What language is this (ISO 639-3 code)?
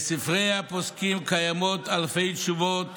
heb